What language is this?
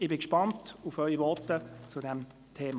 Swiss German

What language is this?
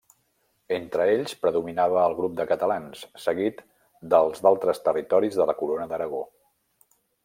Catalan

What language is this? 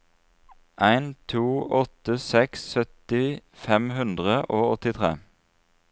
Norwegian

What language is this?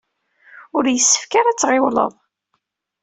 Kabyle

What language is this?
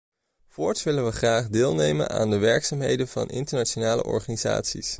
Dutch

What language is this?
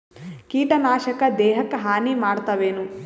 Kannada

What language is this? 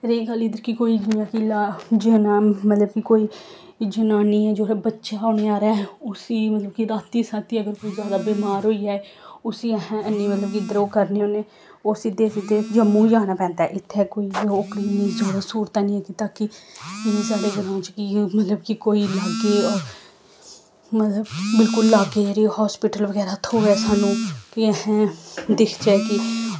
Dogri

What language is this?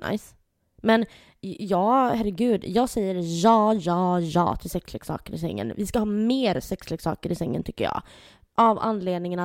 Swedish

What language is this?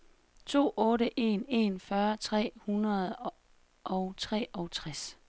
Danish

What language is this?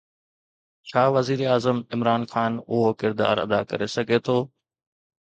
Sindhi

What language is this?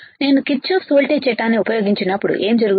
Telugu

